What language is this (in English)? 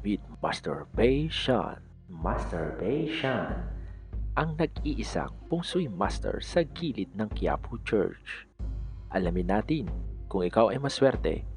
Filipino